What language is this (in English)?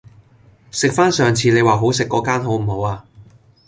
Cantonese